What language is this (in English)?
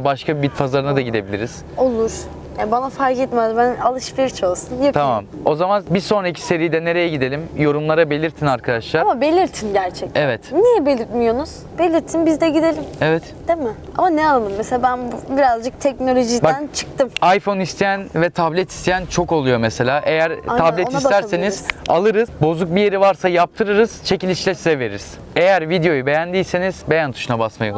Turkish